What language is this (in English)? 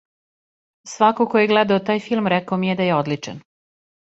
Serbian